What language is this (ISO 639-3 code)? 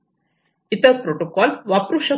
mar